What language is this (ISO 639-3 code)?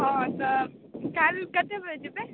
mai